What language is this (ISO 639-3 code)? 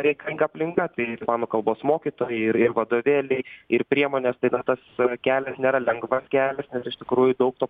lit